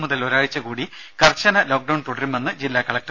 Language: Malayalam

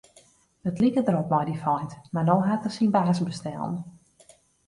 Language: Western Frisian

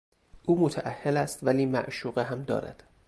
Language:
Persian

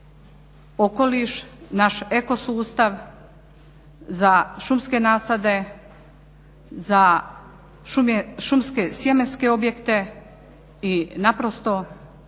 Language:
Croatian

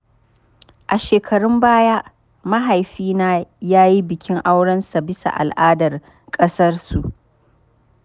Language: Hausa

